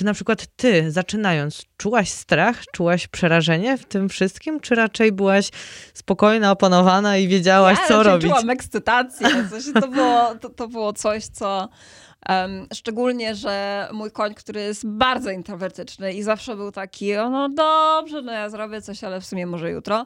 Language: Polish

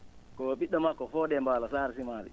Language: Fula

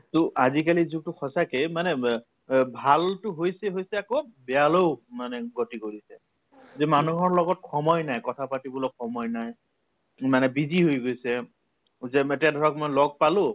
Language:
Assamese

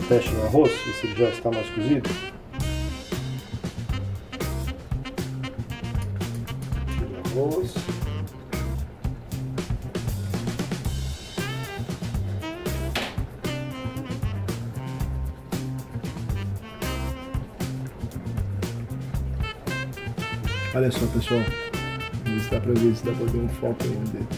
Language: Portuguese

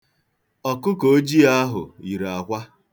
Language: Igbo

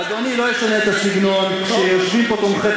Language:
Hebrew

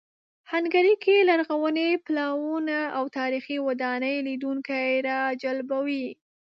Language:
Pashto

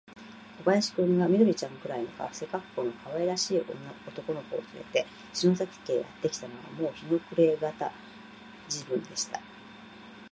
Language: Japanese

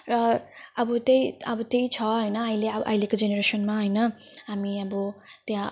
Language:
Nepali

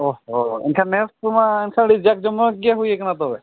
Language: Santali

